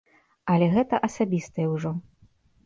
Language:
Belarusian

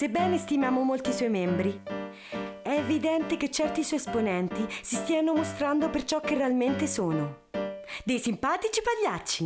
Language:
Italian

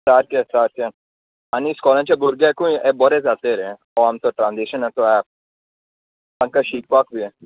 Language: Konkani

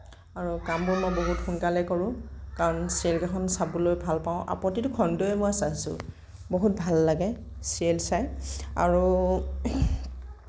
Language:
Assamese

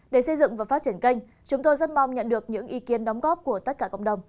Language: Vietnamese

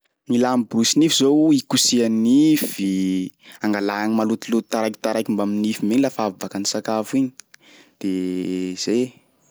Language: Sakalava Malagasy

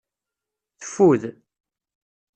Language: Kabyle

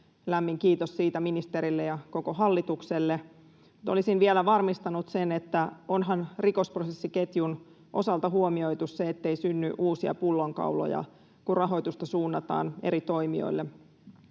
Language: Finnish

